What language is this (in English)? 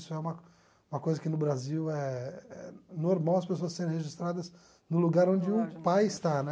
Portuguese